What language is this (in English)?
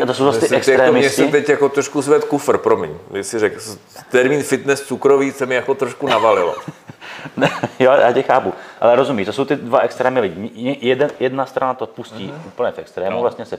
Czech